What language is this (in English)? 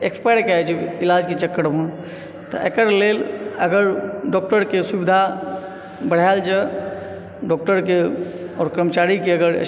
Maithili